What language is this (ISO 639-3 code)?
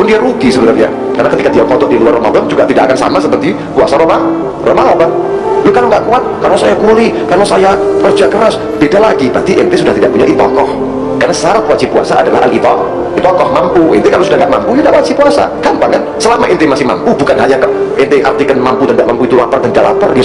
ind